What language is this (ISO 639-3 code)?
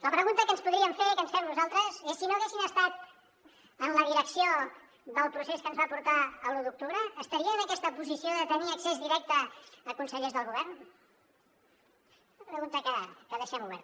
cat